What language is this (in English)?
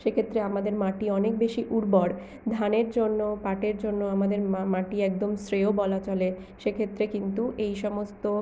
Bangla